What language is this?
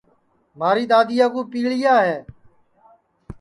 Sansi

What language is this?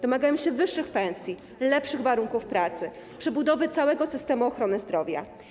Polish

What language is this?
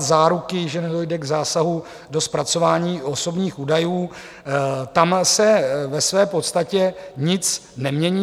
Czech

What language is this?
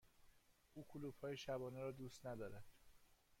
Persian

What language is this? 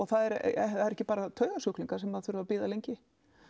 Icelandic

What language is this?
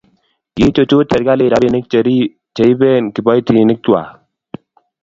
Kalenjin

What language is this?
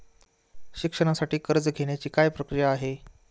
Marathi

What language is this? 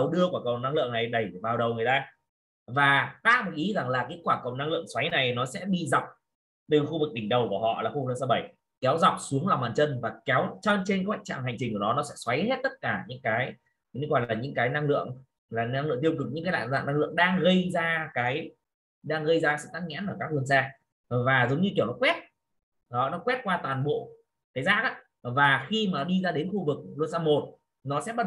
Vietnamese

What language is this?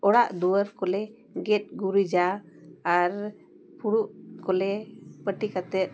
Santali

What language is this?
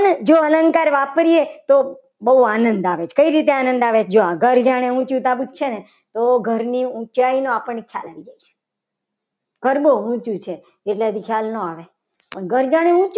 Gujarati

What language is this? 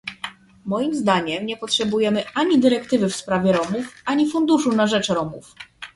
Polish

